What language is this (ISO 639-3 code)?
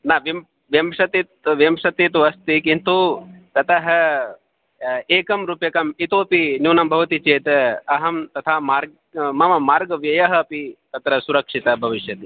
san